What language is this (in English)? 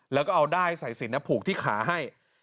Thai